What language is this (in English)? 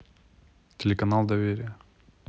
Russian